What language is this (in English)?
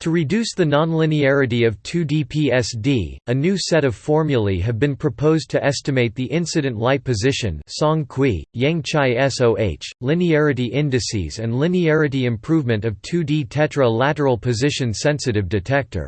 English